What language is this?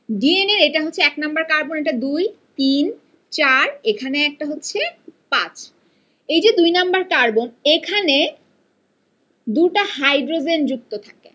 Bangla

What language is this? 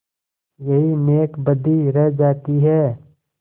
Hindi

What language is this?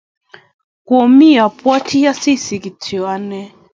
Kalenjin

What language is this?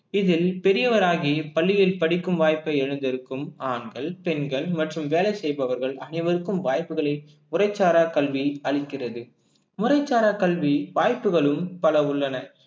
Tamil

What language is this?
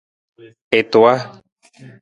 Nawdm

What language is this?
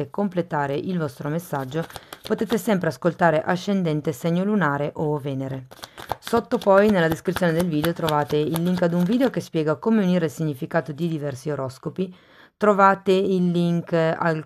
Italian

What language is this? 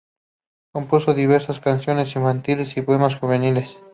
Spanish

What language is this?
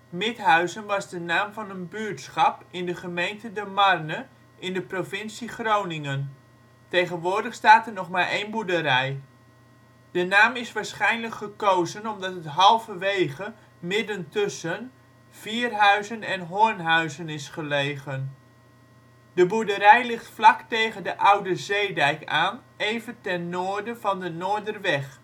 Dutch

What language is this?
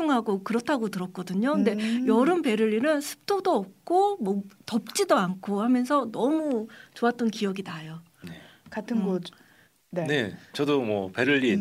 Korean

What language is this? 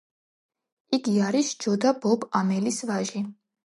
Georgian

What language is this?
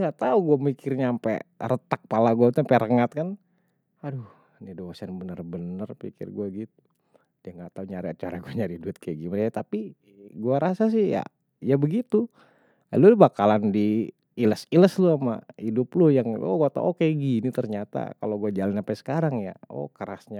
Betawi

